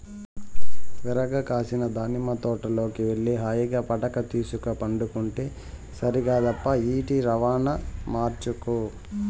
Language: Telugu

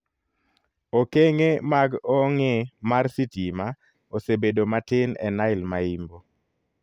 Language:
Luo (Kenya and Tanzania)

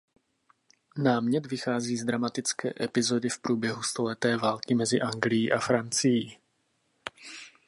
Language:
Czech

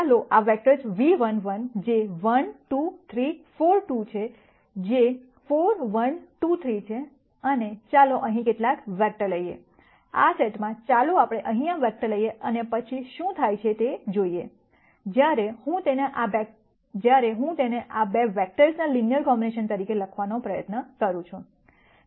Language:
Gujarati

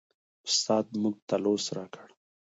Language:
Pashto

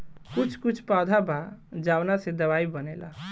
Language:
Bhojpuri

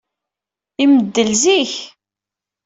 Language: Kabyle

